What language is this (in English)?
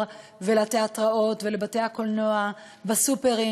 Hebrew